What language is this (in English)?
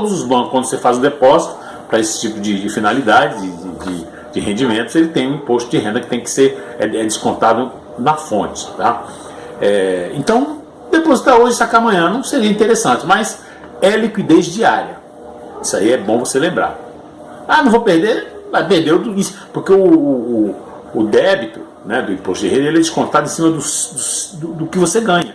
Portuguese